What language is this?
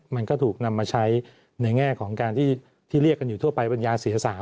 Thai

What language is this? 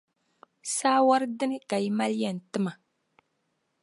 Dagbani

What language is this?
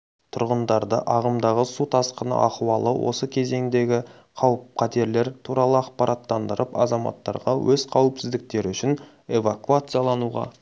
Kazakh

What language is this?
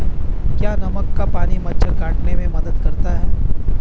Hindi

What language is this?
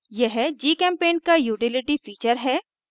Hindi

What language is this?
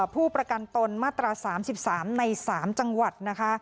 Thai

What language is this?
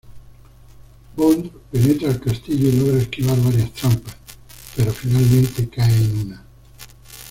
Spanish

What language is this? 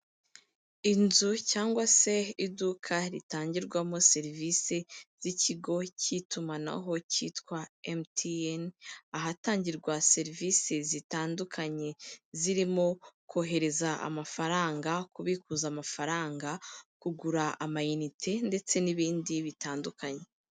Kinyarwanda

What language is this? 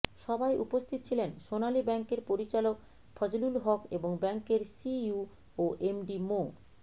Bangla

